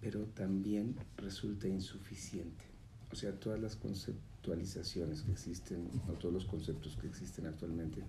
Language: Spanish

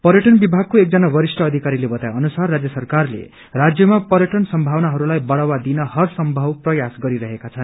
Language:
Nepali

